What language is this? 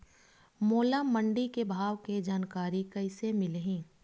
Chhattisgarhi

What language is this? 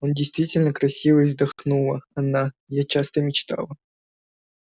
Russian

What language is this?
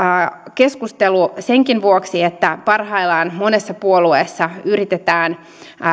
Finnish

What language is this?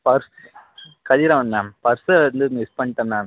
Tamil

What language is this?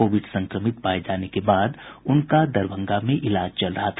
Hindi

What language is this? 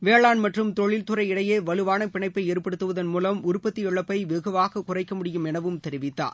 Tamil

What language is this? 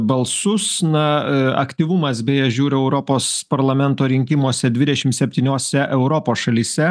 Lithuanian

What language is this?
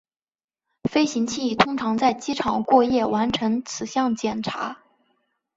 Chinese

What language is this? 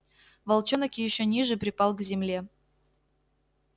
Russian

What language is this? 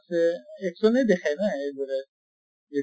Assamese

